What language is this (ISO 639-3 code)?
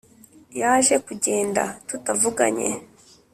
kin